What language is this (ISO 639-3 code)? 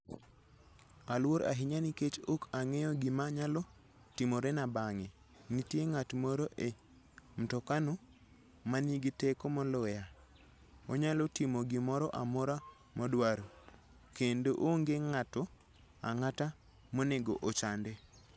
luo